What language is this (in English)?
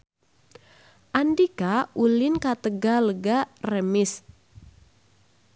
Sundanese